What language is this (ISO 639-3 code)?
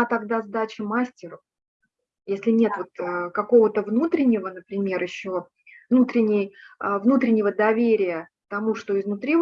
rus